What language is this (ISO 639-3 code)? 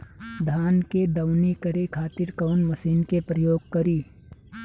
bho